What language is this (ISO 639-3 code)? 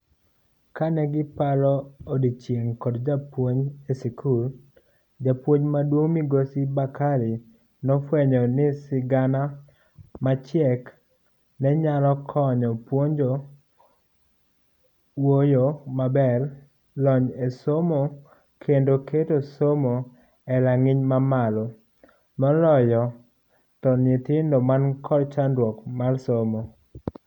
luo